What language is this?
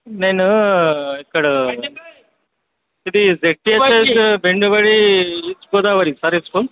Telugu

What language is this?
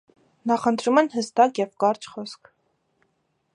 Armenian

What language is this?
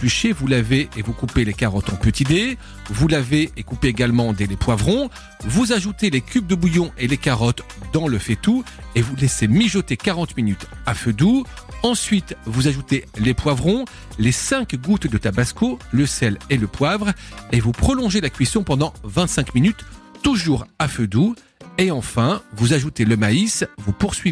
French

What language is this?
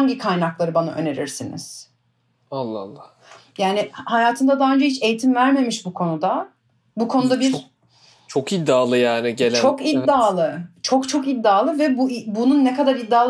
Turkish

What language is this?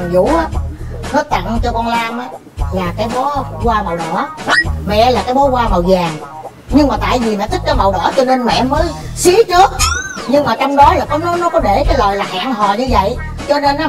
Vietnamese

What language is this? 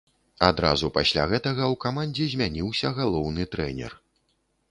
Belarusian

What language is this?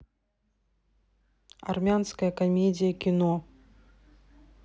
Russian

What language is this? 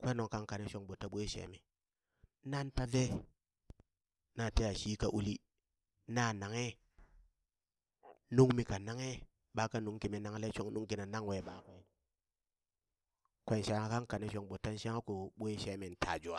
Burak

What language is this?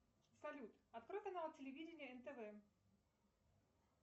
Russian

